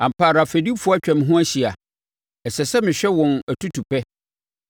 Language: Akan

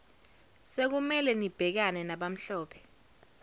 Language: Zulu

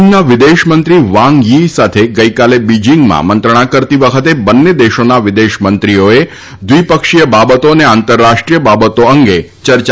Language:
Gujarati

